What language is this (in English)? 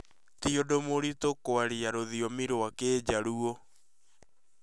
Kikuyu